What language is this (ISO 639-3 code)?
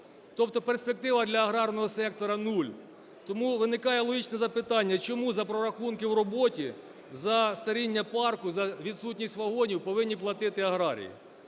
ukr